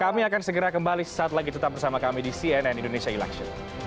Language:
Indonesian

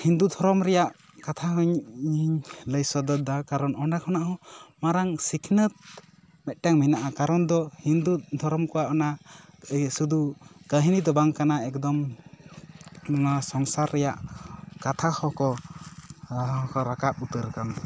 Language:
Santali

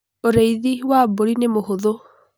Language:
Kikuyu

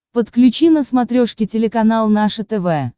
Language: Russian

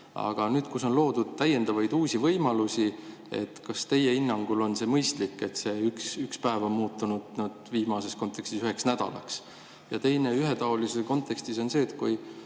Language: Estonian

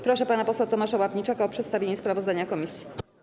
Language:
Polish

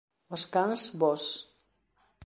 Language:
Galician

